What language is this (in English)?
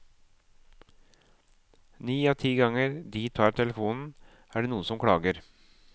Norwegian